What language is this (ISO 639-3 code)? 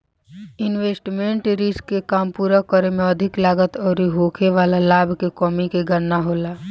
bho